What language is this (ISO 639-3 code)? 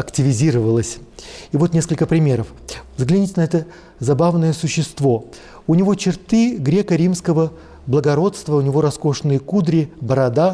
rus